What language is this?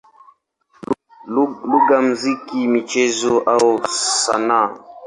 Swahili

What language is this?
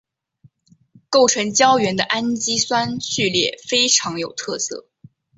Chinese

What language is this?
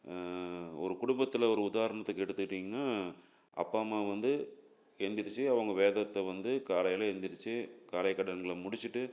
Tamil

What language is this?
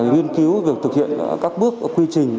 Vietnamese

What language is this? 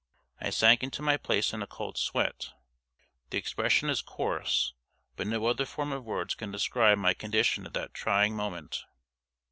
English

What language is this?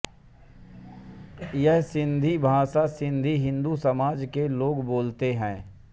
Hindi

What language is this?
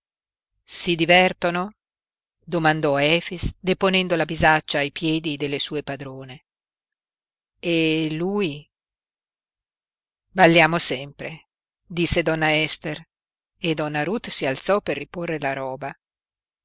Italian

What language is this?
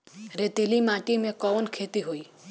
Bhojpuri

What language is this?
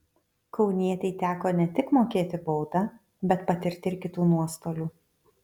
Lithuanian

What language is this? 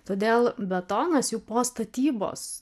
Lithuanian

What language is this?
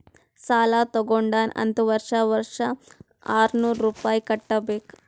Kannada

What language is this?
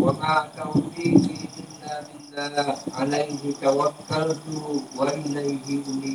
Malay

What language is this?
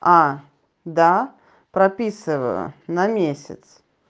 Russian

